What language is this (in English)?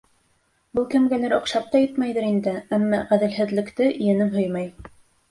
Bashkir